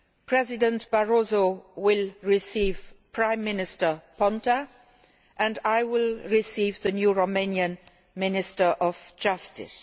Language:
English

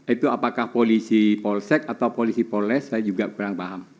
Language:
Indonesian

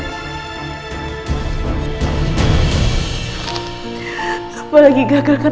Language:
Indonesian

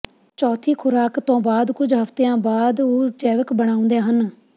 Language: Punjabi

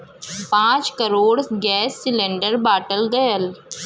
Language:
Bhojpuri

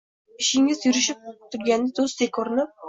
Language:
Uzbek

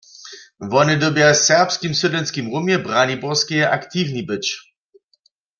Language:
Upper Sorbian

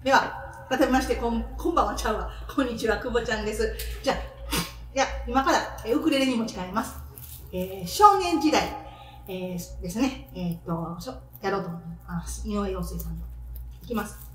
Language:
Japanese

